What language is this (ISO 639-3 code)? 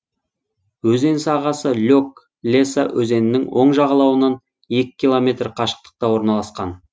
kaz